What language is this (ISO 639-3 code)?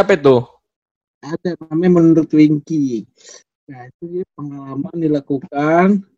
ind